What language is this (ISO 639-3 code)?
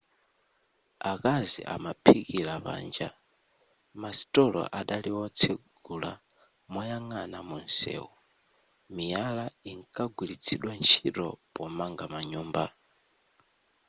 nya